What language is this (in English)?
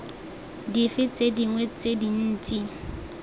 Tswana